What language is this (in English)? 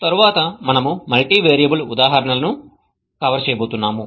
Telugu